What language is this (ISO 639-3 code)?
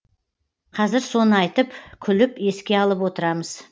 kaz